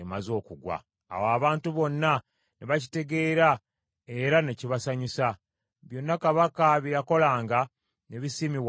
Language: Ganda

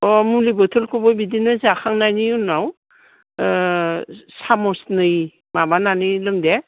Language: Bodo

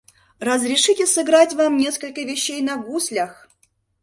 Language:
Mari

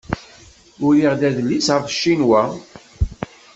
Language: Kabyle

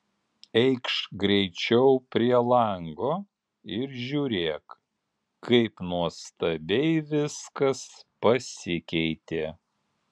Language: Lithuanian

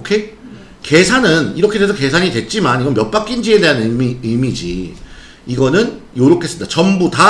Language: Korean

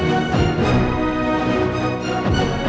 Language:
Indonesian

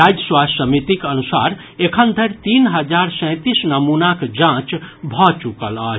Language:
Maithili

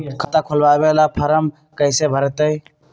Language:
Magahi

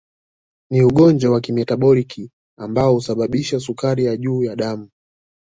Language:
Swahili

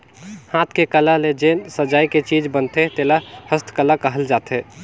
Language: Chhattisgarhi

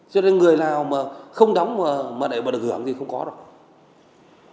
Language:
Vietnamese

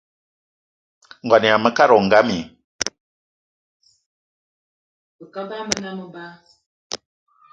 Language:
Eton (Cameroon)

